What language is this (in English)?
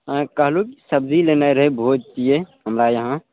Maithili